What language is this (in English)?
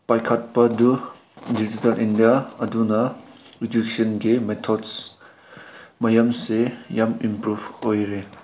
Manipuri